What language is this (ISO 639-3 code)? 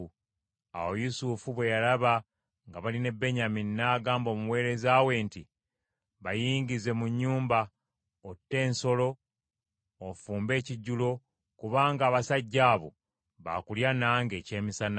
lug